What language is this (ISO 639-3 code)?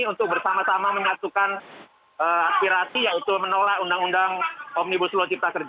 ind